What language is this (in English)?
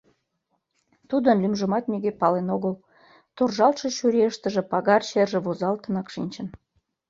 Mari